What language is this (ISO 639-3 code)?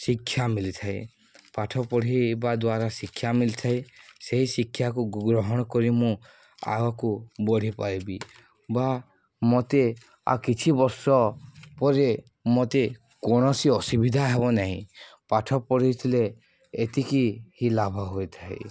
ori